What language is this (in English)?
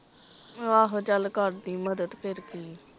Punjabi